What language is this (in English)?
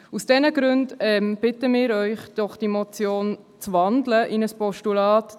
Swiss German